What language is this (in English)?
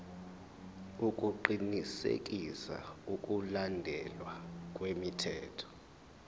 Zulu